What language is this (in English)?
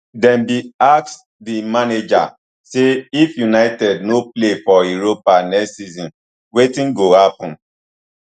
Nigerian Pidgin